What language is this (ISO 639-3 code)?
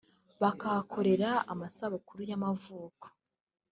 kin